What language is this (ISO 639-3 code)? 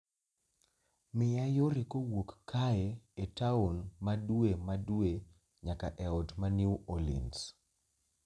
luo